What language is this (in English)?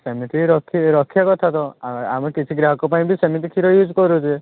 Odia